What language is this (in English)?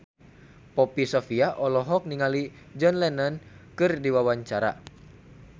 Sundanese